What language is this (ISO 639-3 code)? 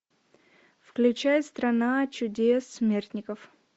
rus